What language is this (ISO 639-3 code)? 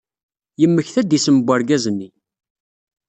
kab